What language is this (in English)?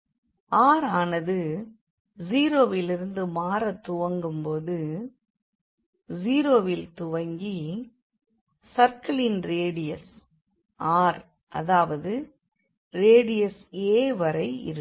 Tamil